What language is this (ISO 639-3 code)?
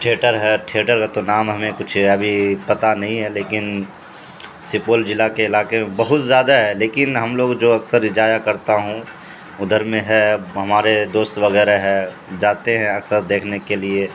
urd